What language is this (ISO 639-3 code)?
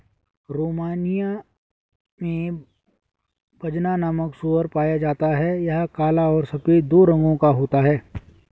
hin